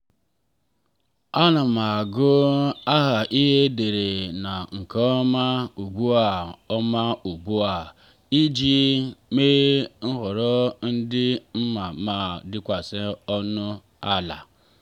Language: Igbo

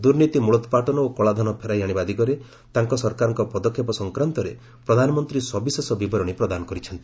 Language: Odia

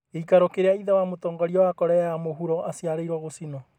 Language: Kikuyu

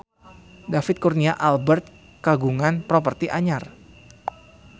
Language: Sundanese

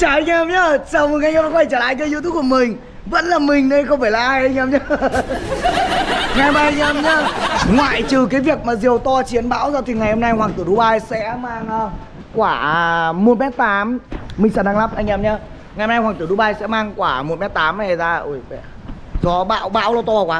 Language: Vietnamese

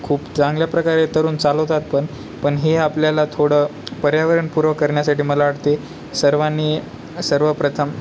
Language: Marathi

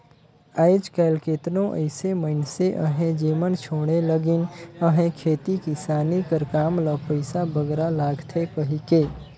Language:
Chhattisgarhi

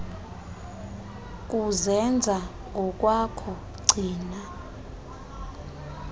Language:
Xhosa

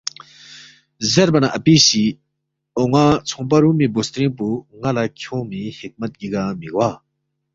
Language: Balti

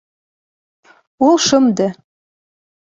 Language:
Bashkir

